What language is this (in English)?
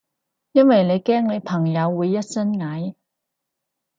Cantonese